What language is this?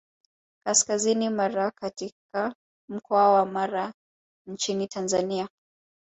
Swahili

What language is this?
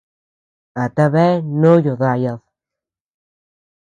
Tepeuxila Cuicatec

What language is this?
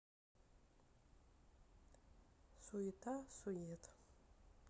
Russian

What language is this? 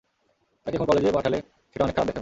Bangla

